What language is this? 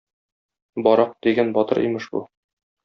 Tatar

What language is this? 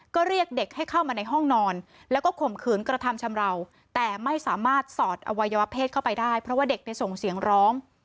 Thai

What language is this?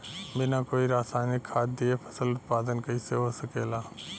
Bhojpuri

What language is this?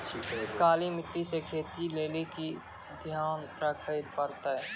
Maithili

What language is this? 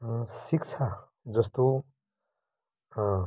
Nepali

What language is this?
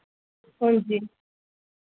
Dogri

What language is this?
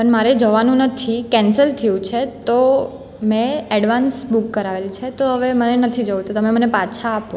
Gujarati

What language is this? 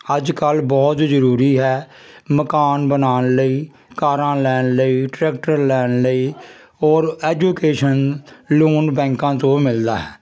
Punjabi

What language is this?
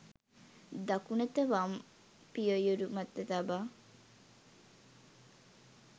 Sinhala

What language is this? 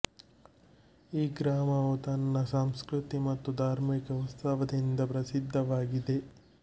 Kannada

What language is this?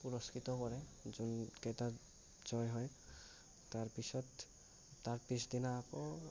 Assamese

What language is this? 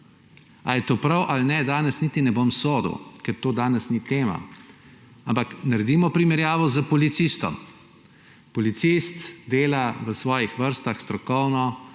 Slovenian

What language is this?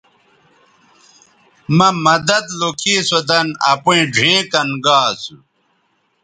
Bateri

